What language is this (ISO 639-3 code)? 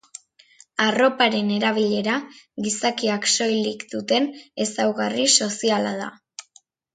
eus